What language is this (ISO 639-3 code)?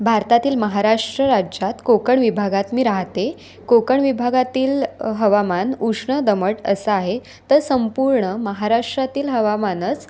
mar